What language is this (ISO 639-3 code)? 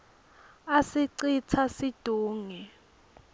ssw